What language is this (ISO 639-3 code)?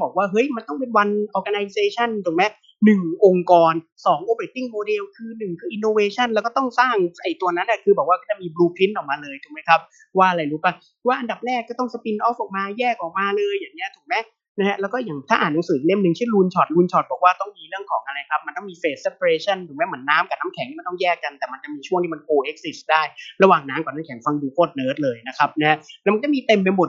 tha